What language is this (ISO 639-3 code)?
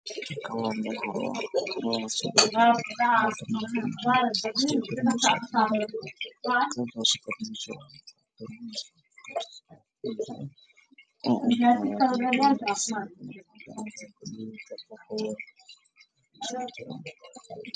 som